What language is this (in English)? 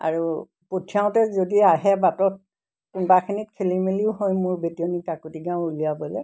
Assamese